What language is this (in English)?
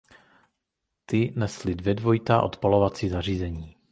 Czech